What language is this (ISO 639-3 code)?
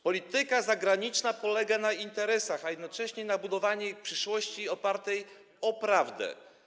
pol